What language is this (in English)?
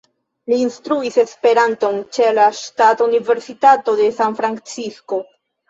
Esperanto